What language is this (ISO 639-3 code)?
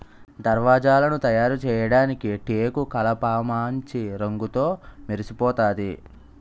tel